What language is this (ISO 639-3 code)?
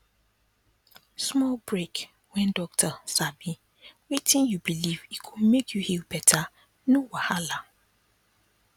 pcm